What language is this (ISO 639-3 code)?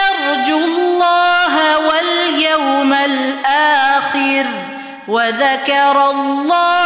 urd